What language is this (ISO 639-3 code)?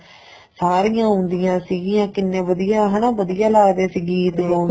pan